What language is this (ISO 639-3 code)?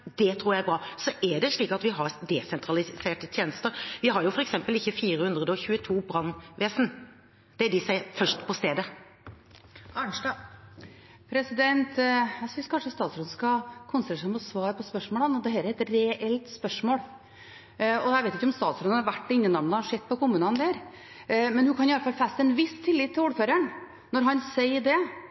nor